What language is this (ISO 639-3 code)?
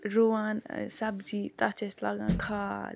kas